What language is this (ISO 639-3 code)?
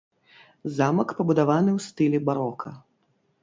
bel